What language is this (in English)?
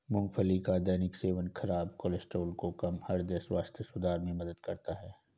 Hindi